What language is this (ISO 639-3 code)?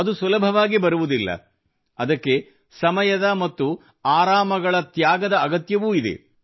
kan